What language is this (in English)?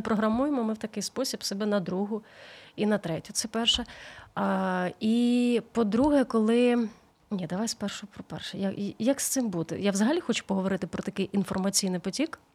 Ukrainian